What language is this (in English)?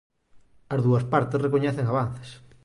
Galician